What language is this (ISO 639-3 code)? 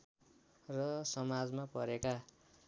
nep